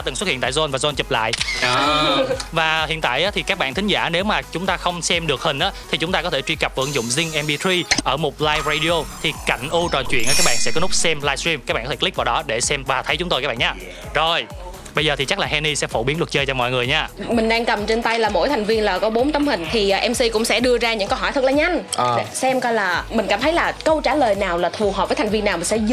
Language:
Vietnamese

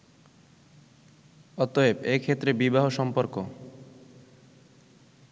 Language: Bangla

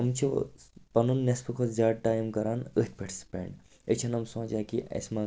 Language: Kashmiri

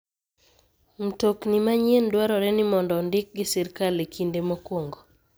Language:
Luo (Kenya and Tanzania)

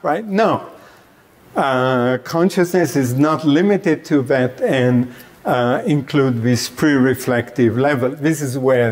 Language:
English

